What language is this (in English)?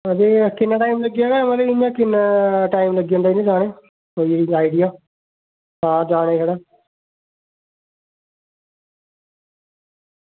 Dogri